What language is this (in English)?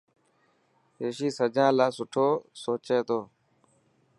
Dhatki